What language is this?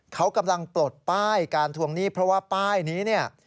Thai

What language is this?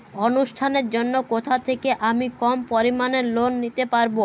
Bangla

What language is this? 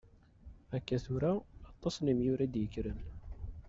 Kabyle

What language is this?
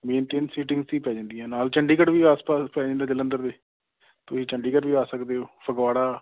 Punjabi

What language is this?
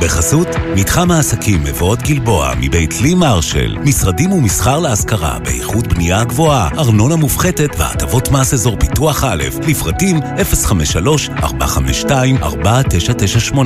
Hebrew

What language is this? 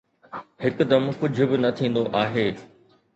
Sindhi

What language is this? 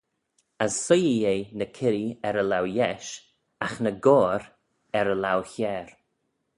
Manx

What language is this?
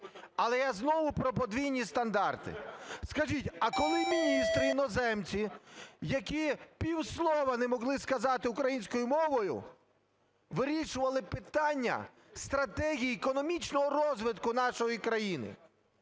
Ukrainian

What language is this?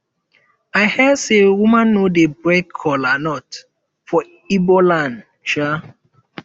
Nigerian Pidgin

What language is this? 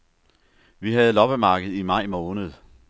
Danish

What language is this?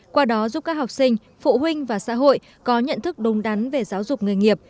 Vietnamese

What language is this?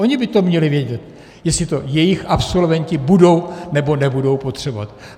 Czech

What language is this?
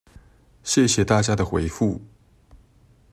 Chinese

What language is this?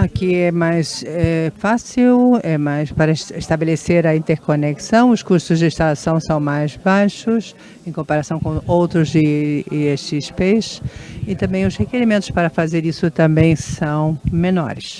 Portuguese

